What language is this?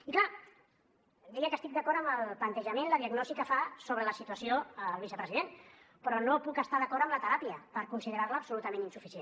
Catalan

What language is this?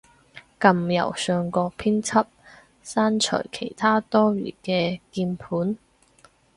Cantonese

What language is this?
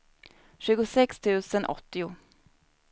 Swedish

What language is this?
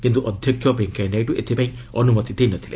Odia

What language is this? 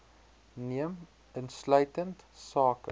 Afrikaans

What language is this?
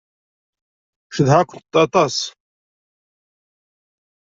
Kabyle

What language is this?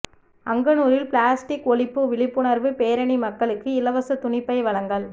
Tamil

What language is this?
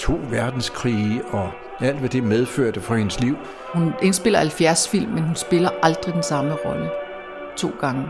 Danish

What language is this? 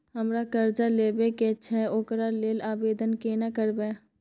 Maithili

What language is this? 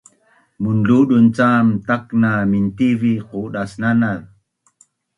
Bunun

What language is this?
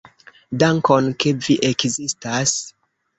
Esperanto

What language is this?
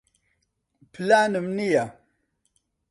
Central Kurdish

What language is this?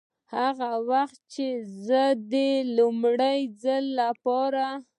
Pashto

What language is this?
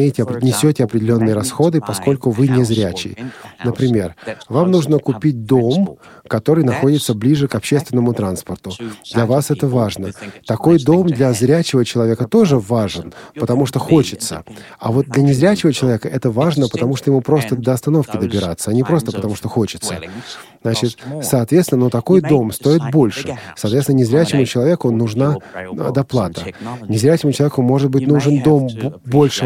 Russian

